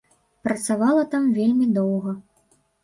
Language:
Belarusian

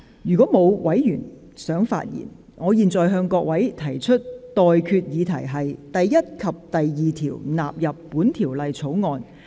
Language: Cantonese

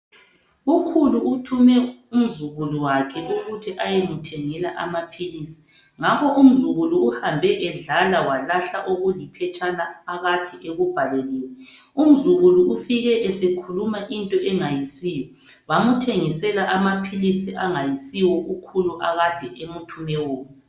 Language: North Ndebele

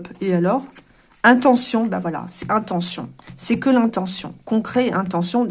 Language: French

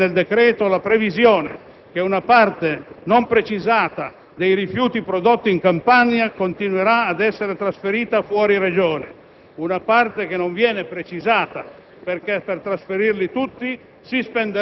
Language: Italian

